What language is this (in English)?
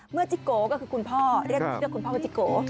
Thai